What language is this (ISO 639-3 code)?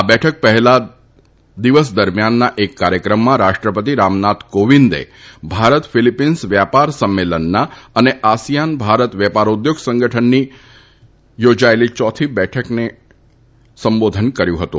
guj